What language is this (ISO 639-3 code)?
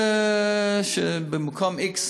heb